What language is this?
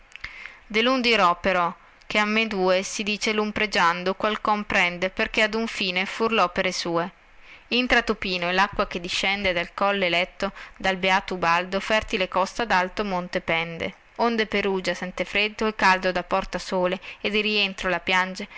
Italian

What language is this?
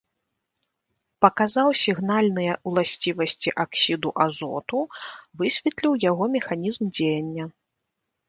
Belarusian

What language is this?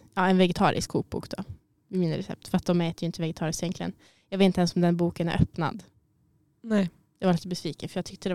Swedish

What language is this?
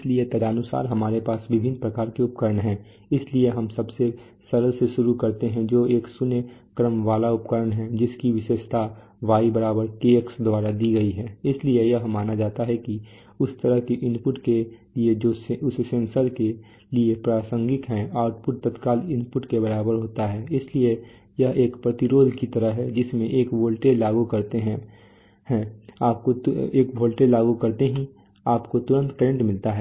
Hindi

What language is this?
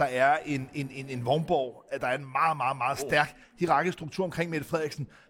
Danish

